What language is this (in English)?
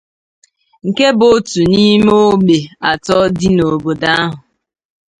Igbo